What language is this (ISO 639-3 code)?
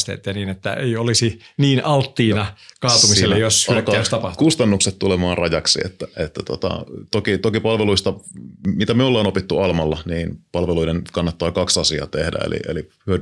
fin